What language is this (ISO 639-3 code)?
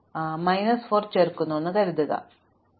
mal